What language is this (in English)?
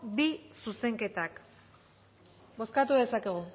Basque